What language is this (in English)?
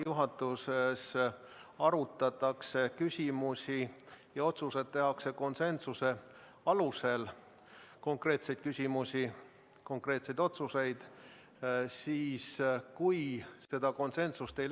Estonian